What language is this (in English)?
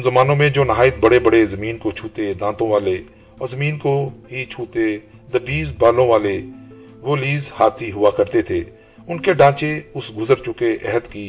Urdu